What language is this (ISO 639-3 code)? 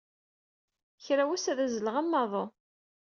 kab